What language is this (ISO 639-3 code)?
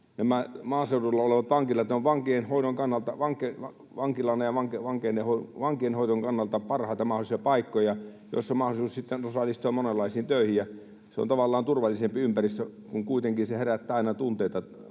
fin